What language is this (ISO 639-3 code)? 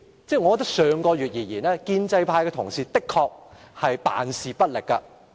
yue